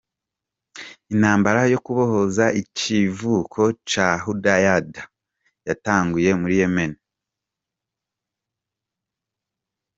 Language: Kinyarwanda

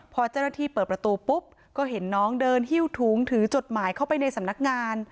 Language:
Thai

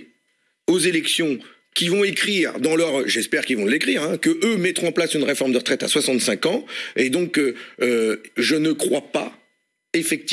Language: French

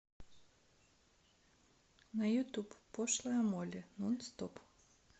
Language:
Russian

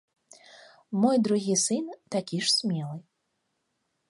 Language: Belarusian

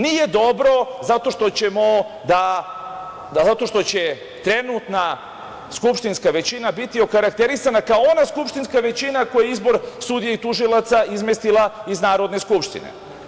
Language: Serbian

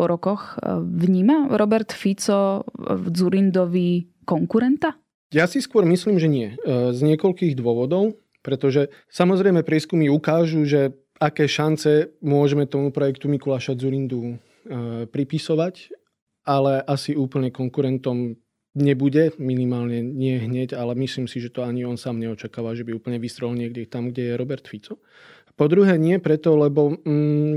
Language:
Slovak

